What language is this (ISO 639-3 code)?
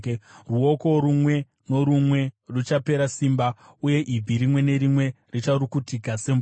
sna